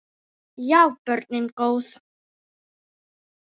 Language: Icelandic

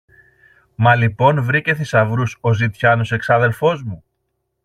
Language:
Greek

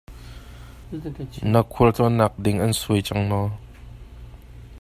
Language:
Hakha Chin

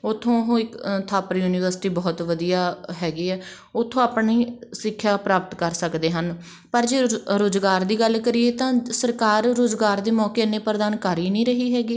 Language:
Punjabi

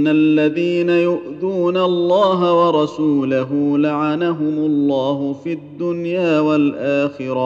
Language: Arabic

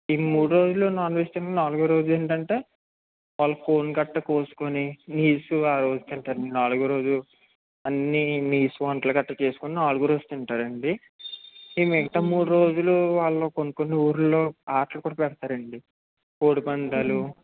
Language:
Telugu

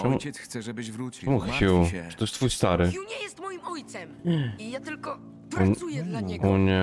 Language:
Polish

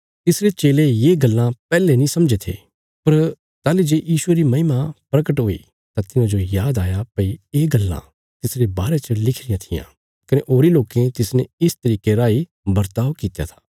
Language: Bilaspuri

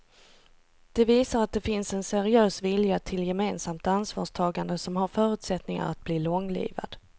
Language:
Swedish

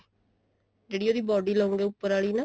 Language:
Punjabi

